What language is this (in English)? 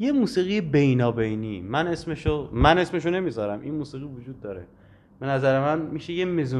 Persian